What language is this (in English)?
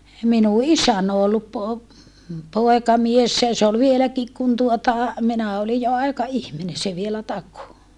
Finnish